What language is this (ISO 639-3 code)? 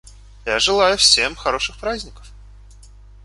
rus